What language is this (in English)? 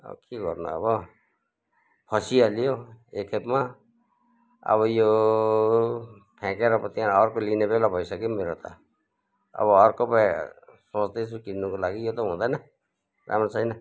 Nepali